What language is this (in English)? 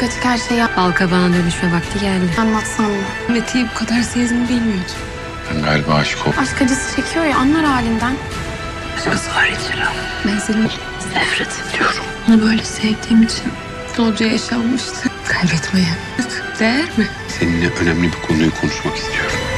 Turkish